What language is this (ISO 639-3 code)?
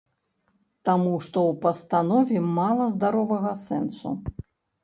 bel